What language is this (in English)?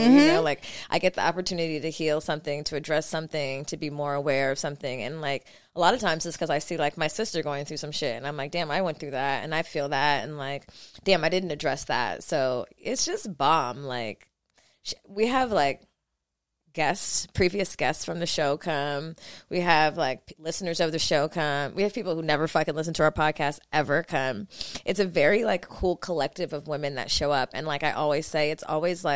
English